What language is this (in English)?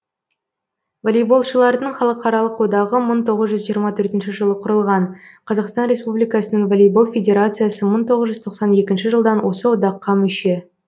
Kazakh